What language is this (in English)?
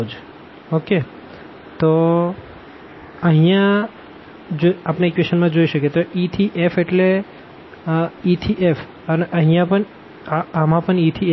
Gujarati